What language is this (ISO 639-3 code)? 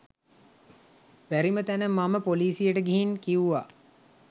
sin